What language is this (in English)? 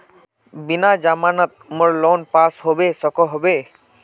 Magahi